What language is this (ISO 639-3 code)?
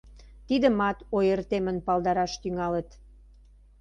chm